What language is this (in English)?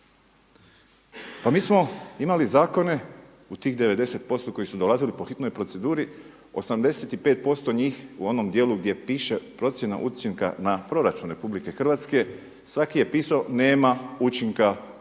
Croatian